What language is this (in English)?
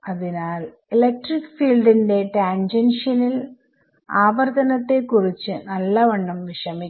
Malayalam